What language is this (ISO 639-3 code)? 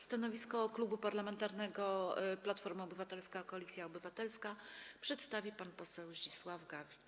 pol